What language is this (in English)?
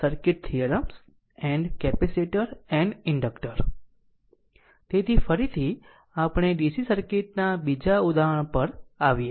Gujarati